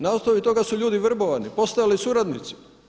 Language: Croatian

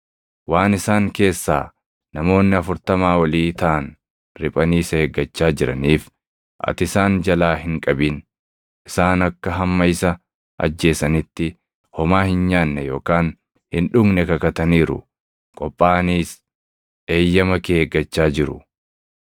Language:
Oromo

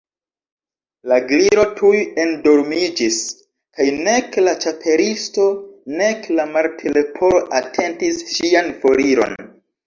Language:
Esperanto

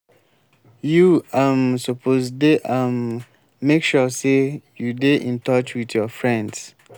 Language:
Nigerian Pidgin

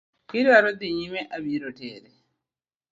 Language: Luo (Kenya and Tanzania)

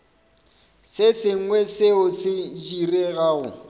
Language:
Northern Sotho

